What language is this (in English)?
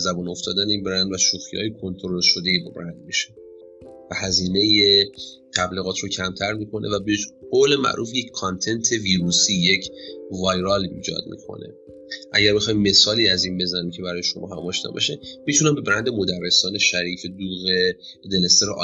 Persian